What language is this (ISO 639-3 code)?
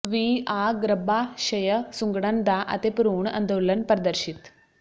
pan